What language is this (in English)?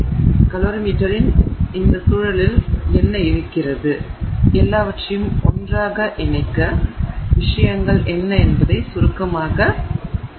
Tamil